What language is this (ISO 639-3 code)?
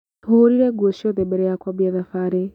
kik